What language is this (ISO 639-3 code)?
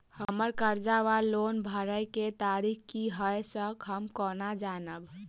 mai